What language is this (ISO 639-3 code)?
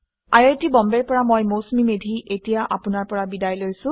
asm